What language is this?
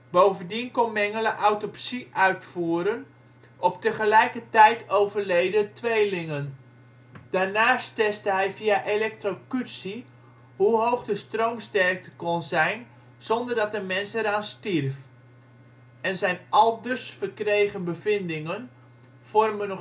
Dutch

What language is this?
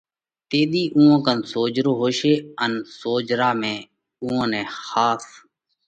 Parkari Koli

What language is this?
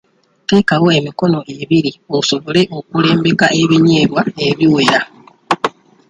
Ganda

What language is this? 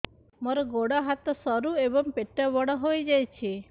Odia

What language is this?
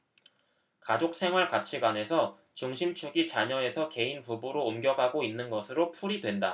Korean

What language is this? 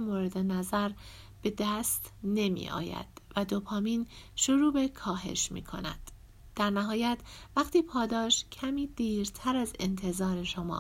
Persian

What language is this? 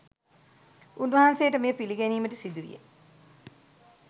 Sinhala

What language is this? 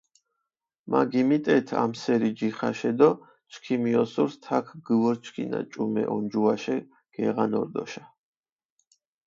Mingrelian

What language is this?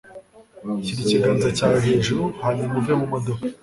Kinyarwanda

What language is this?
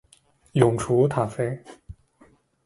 Chinese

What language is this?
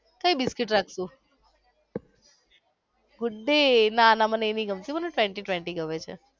Gujarati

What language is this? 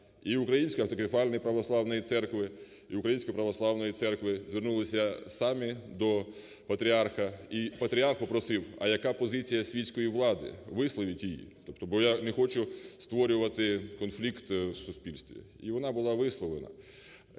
Ukrainian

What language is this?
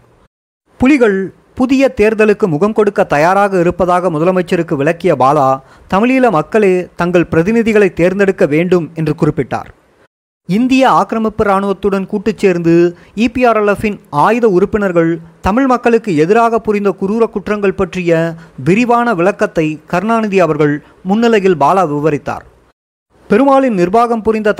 Tamil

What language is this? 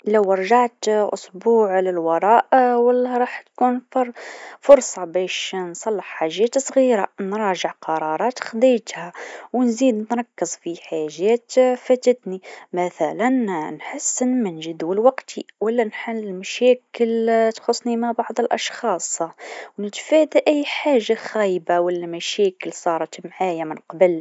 Tunisian Arabic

